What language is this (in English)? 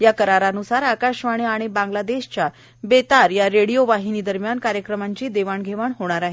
Marathi